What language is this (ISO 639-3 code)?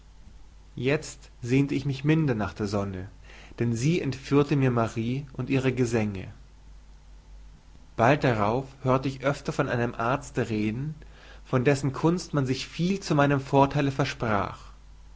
deu